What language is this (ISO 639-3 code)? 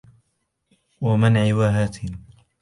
ara